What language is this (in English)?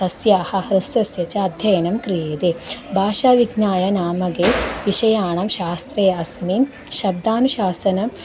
Sanskrit